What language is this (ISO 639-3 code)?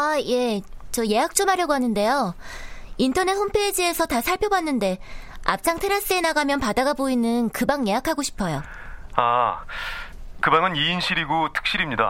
kor